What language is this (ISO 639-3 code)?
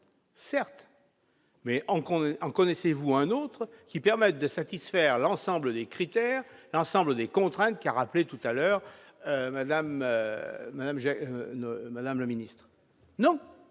fra